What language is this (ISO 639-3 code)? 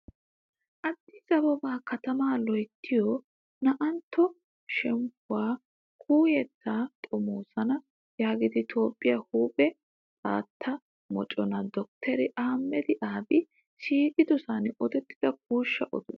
wal